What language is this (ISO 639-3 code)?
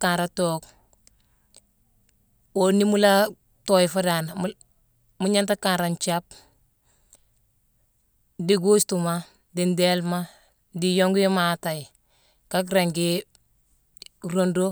msw